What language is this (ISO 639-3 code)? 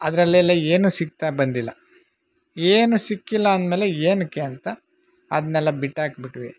kan